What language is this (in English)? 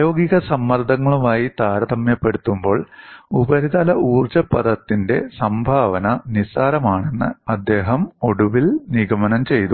Malayalam